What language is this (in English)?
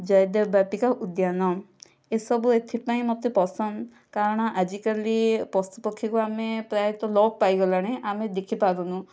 Odia